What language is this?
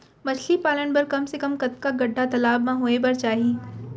Chhattisgarhi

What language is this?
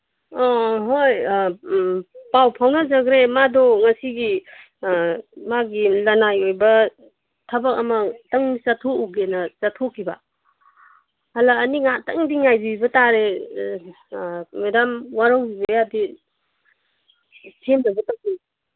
Manipuri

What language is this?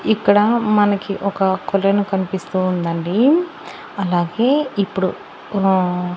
Telugu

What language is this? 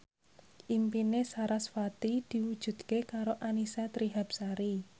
Javanese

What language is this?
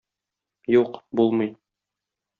Tatar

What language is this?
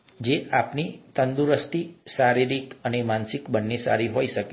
Gujarati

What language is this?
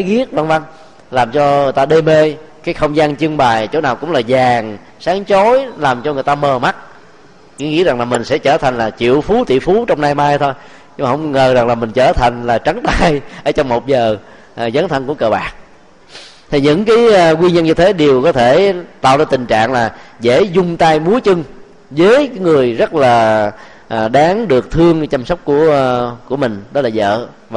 Vietnamese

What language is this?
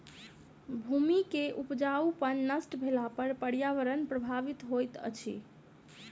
Maithili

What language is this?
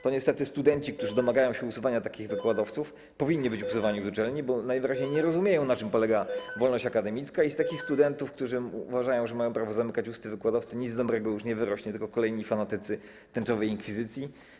Polish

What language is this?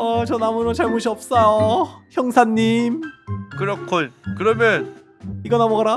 Korean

